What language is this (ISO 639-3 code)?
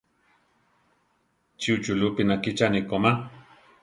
tar